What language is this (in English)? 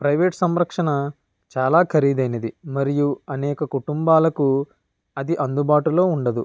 Telugu